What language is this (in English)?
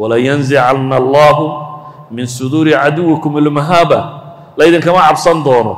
Arabic